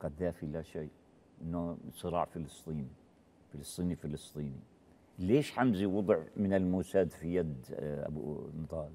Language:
Arabic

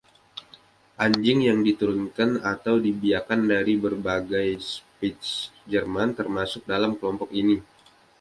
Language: Indonesian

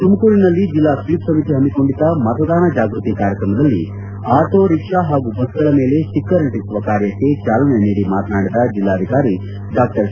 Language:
Kannada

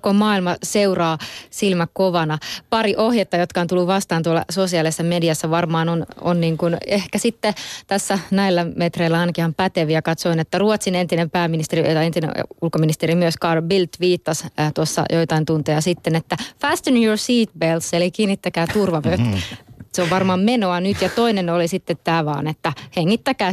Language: Finnish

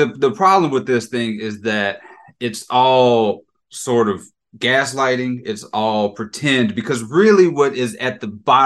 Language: English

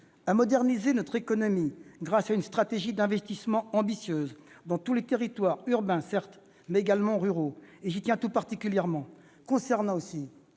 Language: French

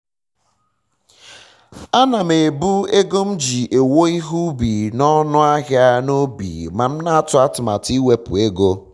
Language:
Igbo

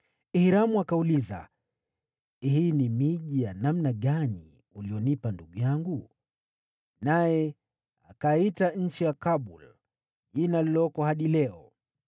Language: Swahili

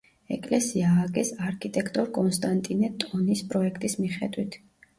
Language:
Georgian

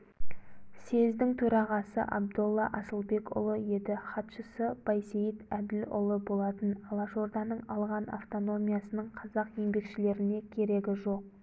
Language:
Kazakh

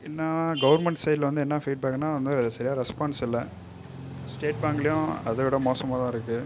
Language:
Tamil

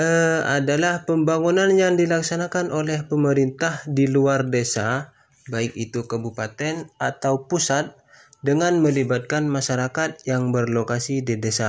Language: Indonesian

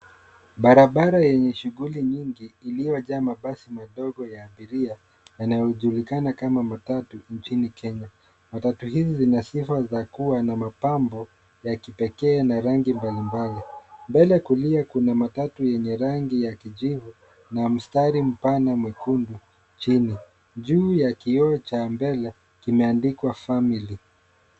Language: Swahili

